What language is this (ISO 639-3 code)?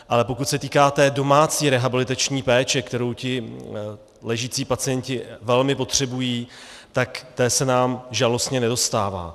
ces